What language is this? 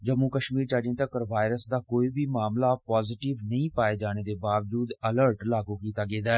Dogri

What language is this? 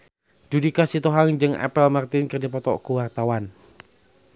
Sundanese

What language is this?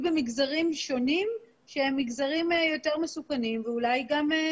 Hebrew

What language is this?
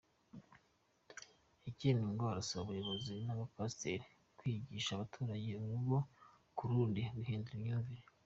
Kinyarwanda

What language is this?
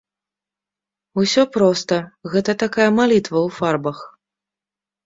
Belarusian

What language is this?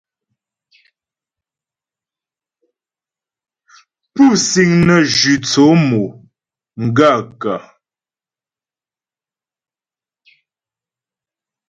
Ghomala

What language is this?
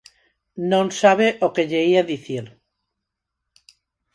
Galician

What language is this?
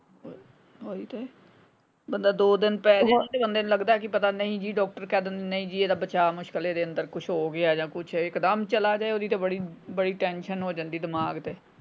Punjabi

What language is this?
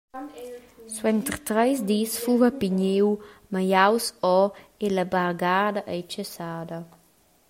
Romansh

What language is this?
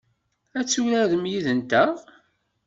Kabyle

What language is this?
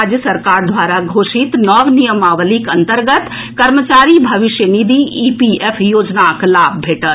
Maithili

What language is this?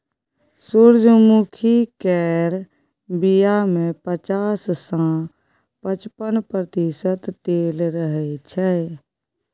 Maithili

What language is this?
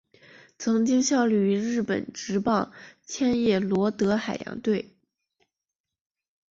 Chinese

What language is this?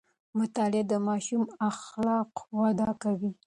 Pashto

